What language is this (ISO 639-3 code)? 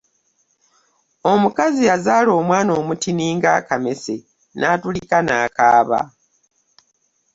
lug